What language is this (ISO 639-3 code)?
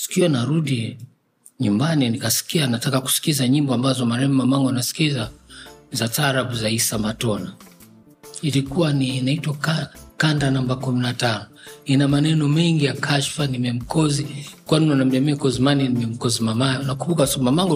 swa